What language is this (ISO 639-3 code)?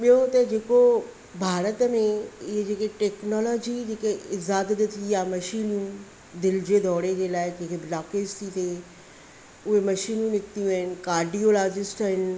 snd